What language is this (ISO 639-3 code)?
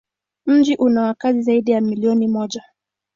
swa